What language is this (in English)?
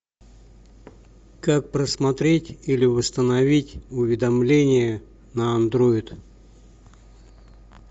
Russian